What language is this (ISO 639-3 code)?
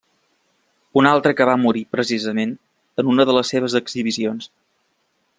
cat